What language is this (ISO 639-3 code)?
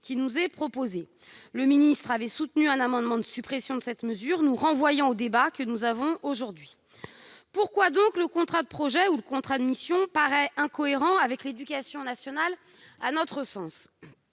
fra